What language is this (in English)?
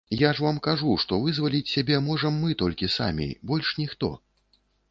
Belarusian